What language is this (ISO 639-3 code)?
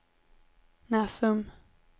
swe